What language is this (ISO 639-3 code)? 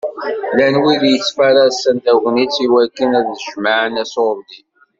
kab